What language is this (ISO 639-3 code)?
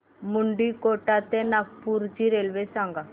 mar